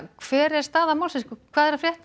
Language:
Icelandic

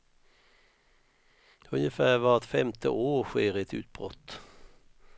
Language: Swedish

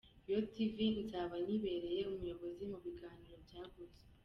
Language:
Kinyarwanda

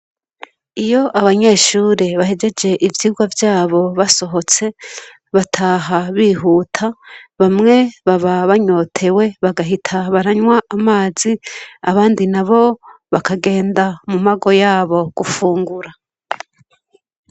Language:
Rundi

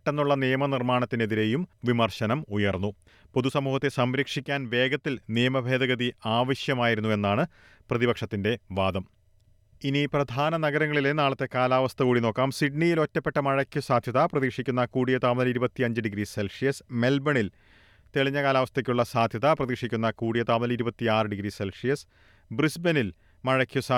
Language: Malayalam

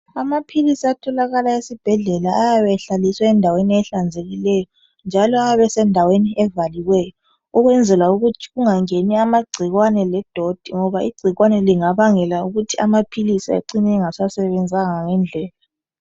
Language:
North Ndebele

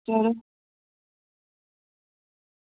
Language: Dogri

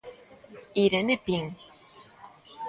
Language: Galician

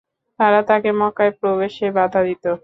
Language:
Bangla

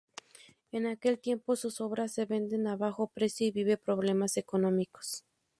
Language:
Spanish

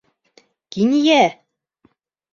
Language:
Bashkir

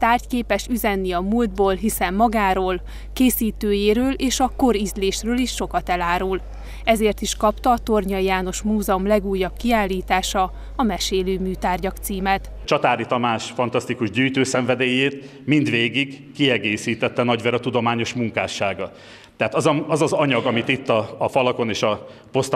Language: Hungarian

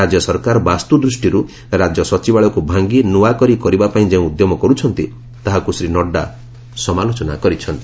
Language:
Odia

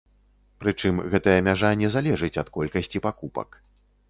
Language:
Belarusian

